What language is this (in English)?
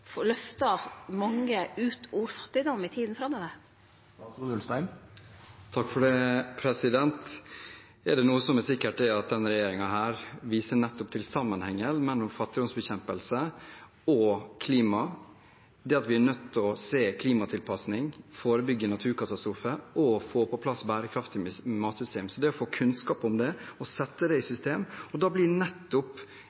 Norwegian